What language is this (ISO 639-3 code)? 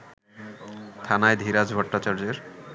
ben